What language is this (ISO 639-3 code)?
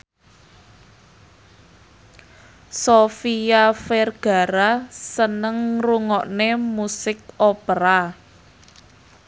jav